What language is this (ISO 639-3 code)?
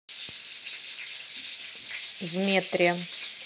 rus